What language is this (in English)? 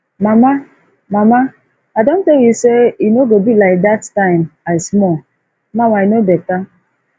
Nigerian Pidgin